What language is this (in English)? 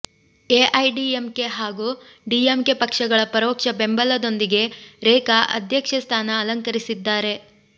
Kannada